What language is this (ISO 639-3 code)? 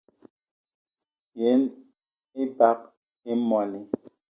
eto